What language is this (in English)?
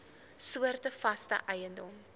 Afrikaans